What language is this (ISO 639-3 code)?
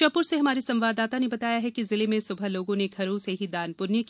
hin